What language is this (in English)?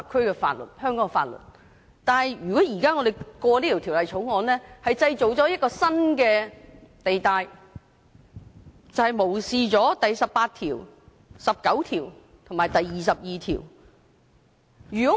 Cantonese